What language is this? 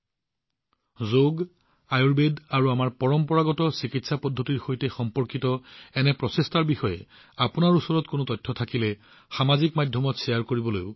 Assamese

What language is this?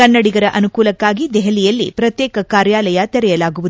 Kannada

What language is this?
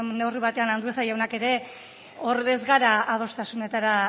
Basque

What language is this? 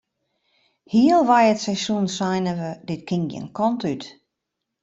Western Frisian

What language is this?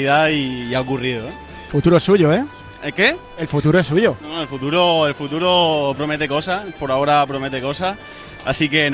Spanish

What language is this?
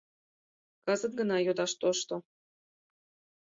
Mari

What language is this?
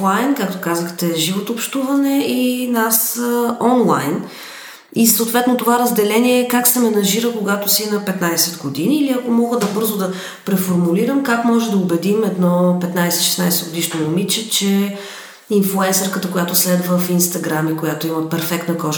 Bulgarian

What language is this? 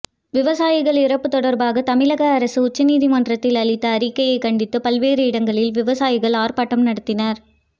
Tamil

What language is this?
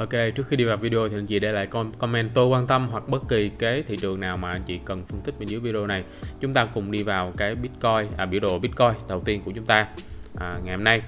Vietnamese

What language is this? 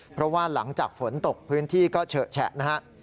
Thai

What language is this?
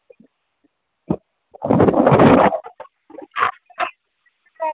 Dogri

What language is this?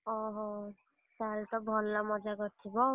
Odia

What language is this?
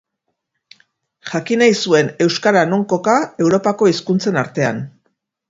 Basque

